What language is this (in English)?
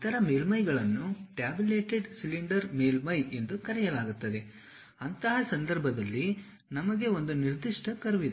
Kannada